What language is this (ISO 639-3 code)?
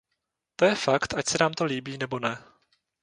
ces